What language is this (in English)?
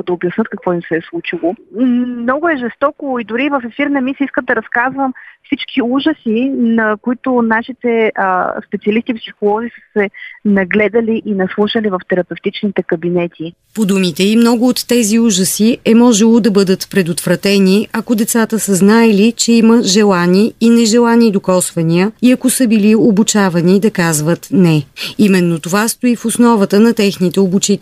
Bulgarian